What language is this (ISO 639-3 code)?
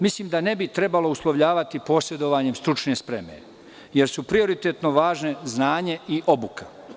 srp